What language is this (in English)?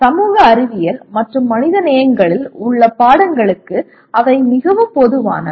Tamil